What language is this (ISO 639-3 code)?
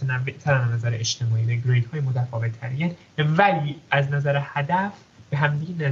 fas